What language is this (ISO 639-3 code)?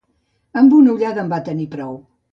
cat